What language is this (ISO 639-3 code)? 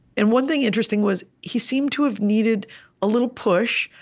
eng